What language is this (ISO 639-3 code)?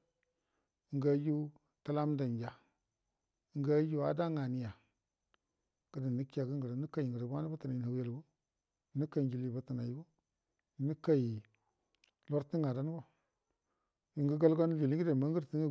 bdm